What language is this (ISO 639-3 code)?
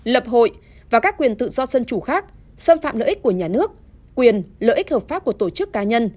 vie